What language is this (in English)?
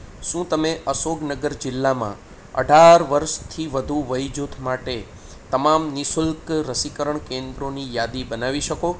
Gujarati